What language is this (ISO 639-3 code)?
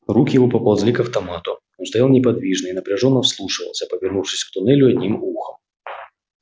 rus